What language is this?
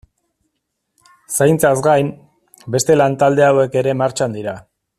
Basque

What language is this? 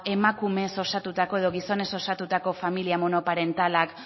Basque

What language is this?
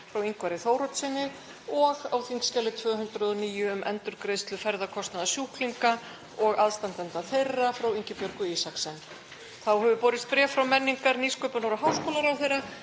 Icelandic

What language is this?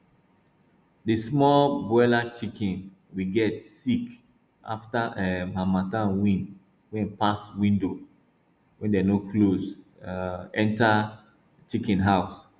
Nigerian Pidgin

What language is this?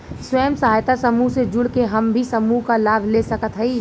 Bhojpuri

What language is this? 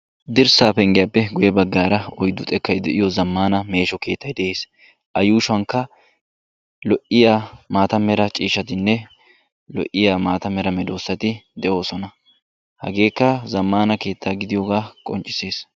Wolaytta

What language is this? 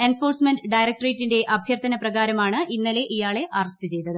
Malayalam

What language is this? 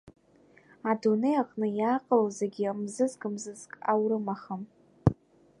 Abkhazian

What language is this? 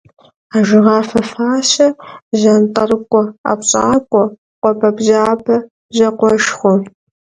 Kabardian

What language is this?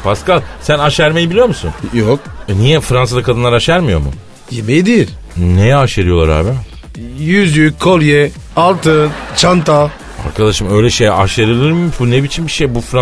Turkish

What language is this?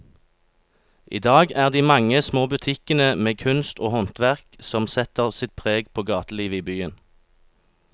Norwegian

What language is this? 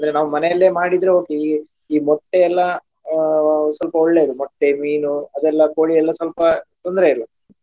Kannada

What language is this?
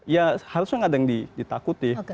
Indonesian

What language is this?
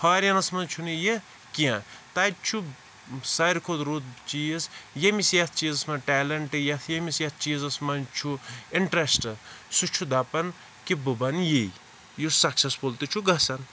Kashmiri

